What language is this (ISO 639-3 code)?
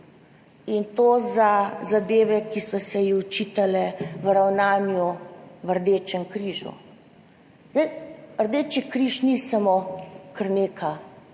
slv